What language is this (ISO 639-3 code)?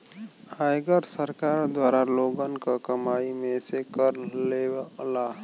bho